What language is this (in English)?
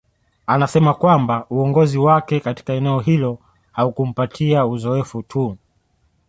Swahili